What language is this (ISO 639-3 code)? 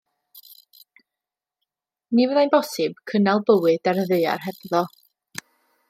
cym